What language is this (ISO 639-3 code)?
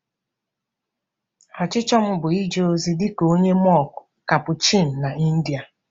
ibo